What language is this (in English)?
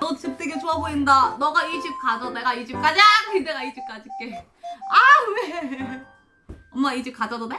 Korean